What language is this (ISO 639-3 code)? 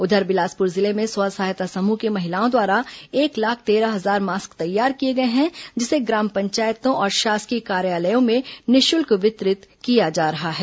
hin